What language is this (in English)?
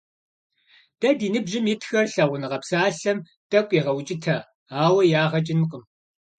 Kabardian